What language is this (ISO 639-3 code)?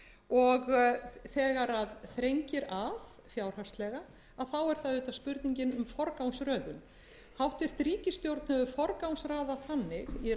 isl